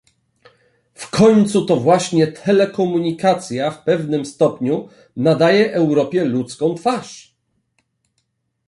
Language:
Polish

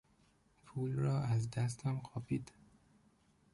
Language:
Persian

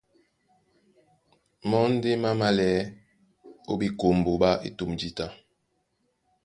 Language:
Duala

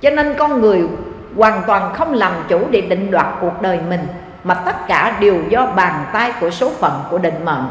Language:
Vietnamese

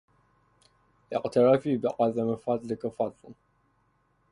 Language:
Arabic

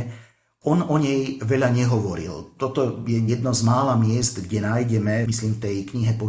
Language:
Slovak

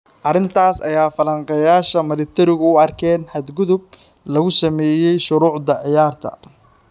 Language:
Somali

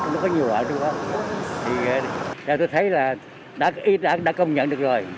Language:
Vietnamese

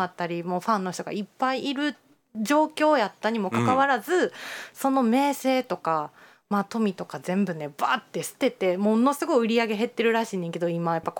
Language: Japanese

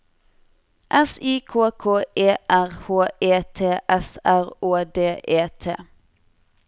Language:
Norwegian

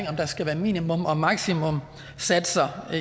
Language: Danish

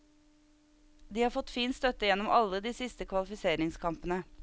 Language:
Norwegian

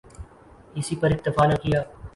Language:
Urdu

